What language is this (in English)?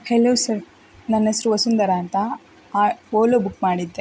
Kannada